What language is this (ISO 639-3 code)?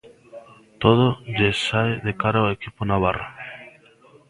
glg